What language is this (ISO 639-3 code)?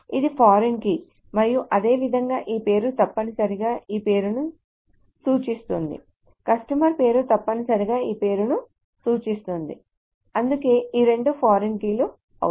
tel